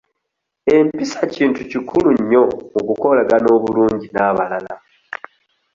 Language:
Ganda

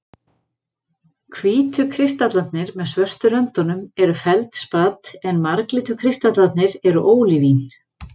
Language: Icelandic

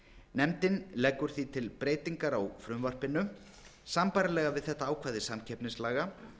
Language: Icelandic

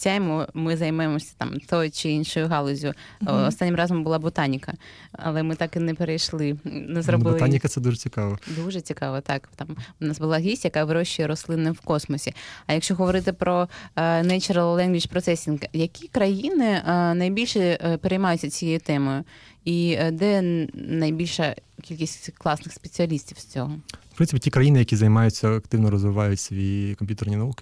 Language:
Ukrainian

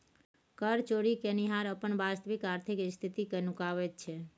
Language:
Maithili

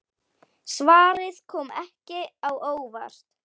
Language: Icelandic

